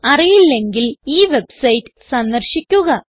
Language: Malayalam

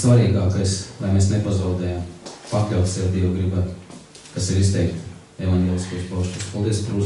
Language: Latvian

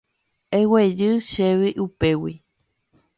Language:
Guarani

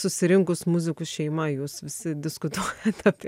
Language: Lithuanian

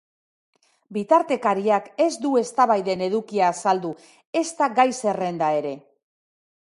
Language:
Basque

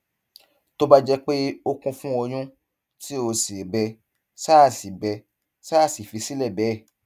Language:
Yoruba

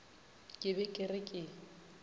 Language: Northern Sotho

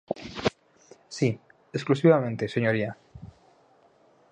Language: Galician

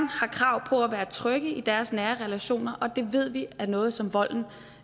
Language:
Danish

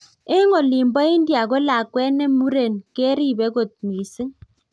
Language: Kalenjin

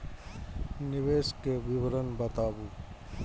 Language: Maithili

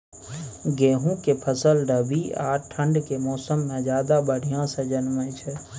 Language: Maithili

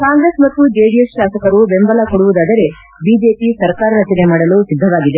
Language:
Kannada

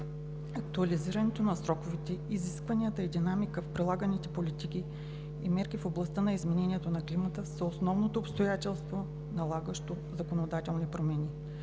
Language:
Bulgarian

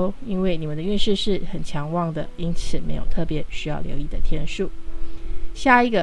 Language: Chinese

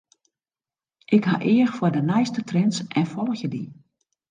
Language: Western Frisian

